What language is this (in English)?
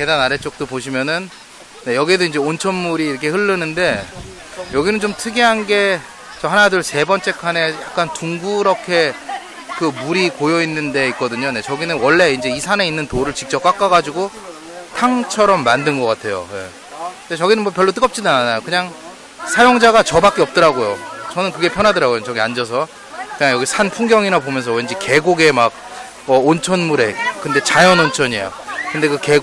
Korean